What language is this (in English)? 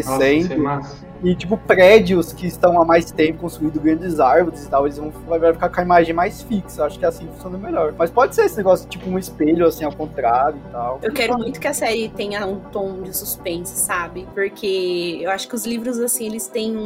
Portuguese